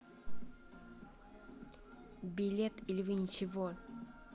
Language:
Russian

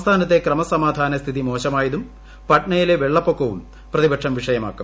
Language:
Malayalam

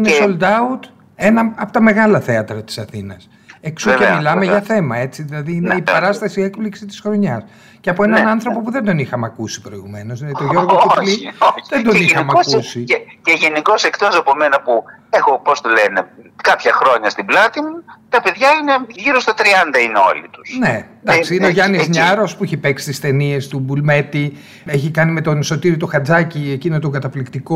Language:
Greek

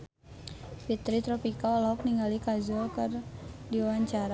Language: Sundanese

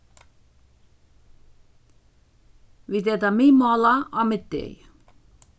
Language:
Faroese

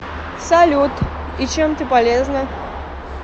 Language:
Russian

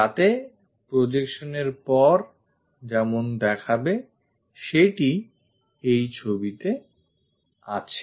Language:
Bangla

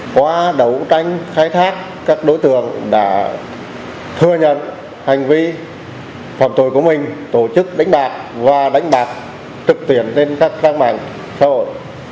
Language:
Vietnamese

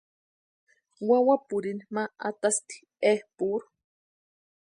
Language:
Western Highland Purepecha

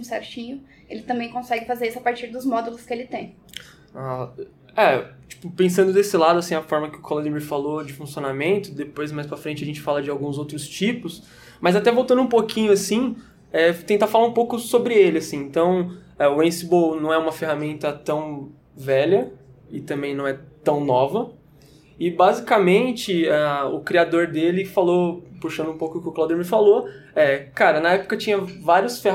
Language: Portuguese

